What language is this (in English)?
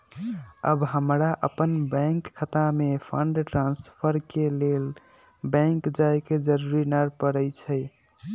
Magahi